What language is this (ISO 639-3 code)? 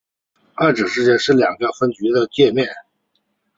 zho